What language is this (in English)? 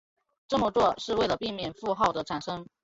Chinese